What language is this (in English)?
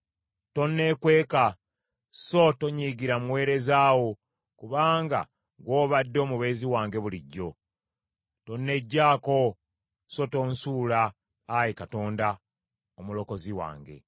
Ganda